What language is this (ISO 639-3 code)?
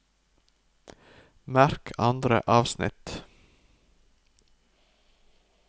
nor